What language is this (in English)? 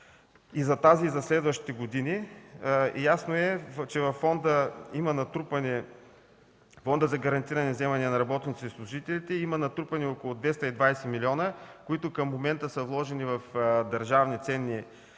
Bulgarian